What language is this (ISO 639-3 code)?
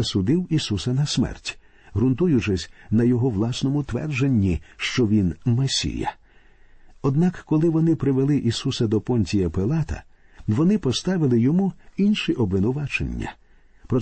ukr